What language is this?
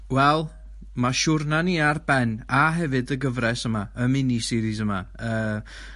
Welsh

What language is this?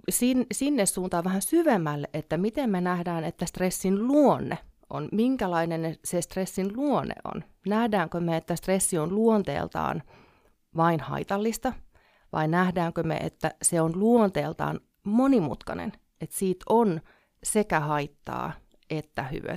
Finnish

